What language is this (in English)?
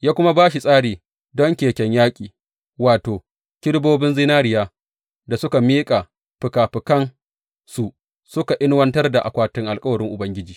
Hausa